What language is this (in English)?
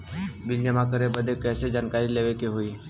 Bhojpuri